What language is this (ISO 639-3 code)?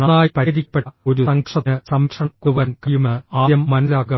mal